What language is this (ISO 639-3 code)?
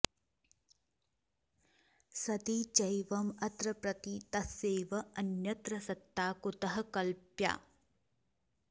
san